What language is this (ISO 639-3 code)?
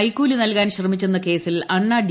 mal